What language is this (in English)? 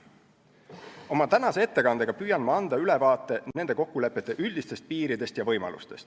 Estonian